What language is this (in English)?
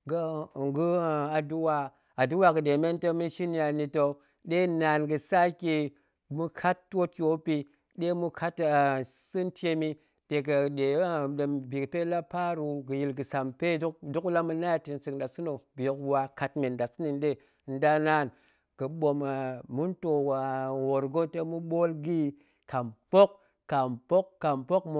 Goemai